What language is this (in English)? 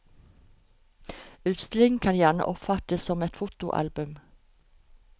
Norwegian